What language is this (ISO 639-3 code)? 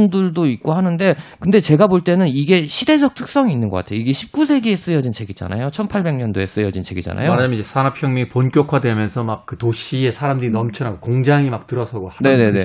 kor